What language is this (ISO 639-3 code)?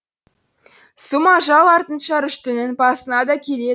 kaz